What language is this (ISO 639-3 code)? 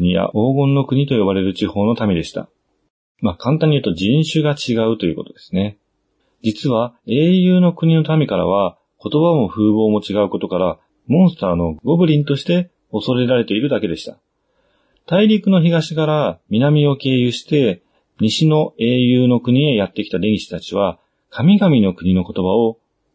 jpn